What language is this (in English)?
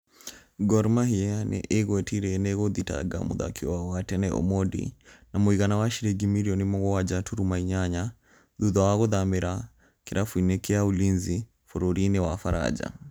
Kikuyu